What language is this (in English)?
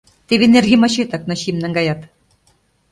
Mari